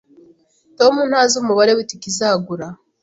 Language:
Kinyarwanda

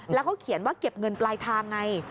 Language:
Thai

